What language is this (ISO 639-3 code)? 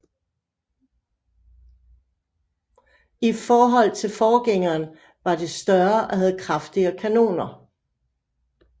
dan